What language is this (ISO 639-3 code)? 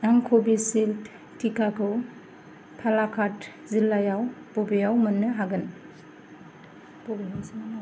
brx